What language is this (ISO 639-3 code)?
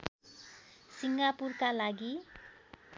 nep